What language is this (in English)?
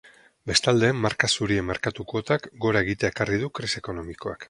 Basque